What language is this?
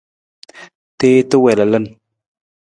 Nawdm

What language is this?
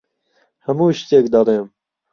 Central Kurdish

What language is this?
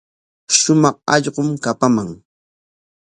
Corongo Ancash Quechua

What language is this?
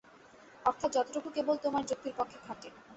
Bangla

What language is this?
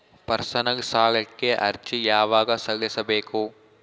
Kannada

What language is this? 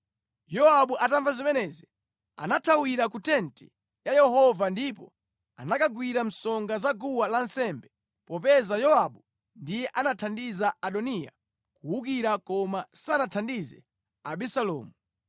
Nyanja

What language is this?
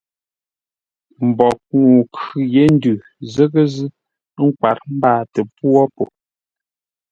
Ngombale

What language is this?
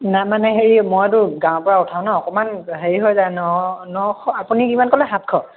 Assamese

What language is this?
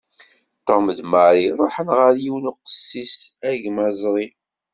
Kabyle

